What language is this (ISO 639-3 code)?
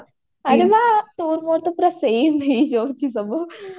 ori